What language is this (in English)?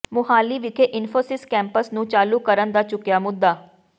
Punjabi